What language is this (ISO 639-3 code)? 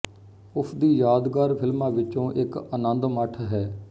pan